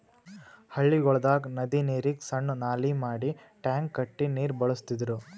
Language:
Kannada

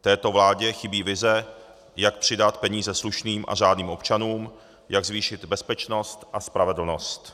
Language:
Czech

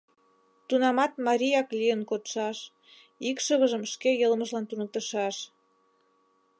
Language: Mari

